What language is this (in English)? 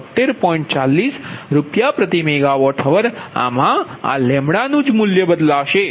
Gujarati